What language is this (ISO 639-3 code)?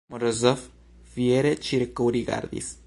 epo